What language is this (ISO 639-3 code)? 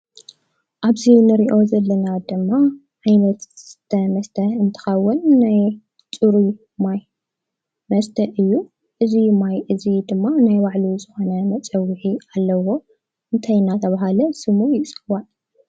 tir